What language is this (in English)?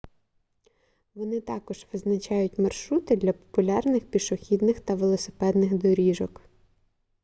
Ukrainian